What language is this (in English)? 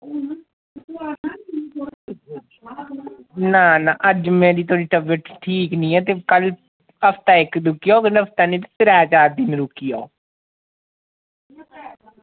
Dogri